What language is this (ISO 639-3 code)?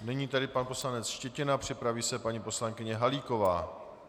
ces